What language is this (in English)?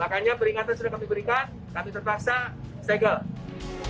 Indonesian